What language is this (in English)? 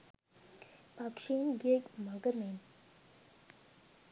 Sinhala